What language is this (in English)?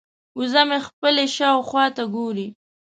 Pashto